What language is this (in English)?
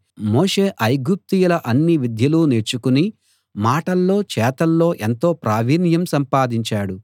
Telugu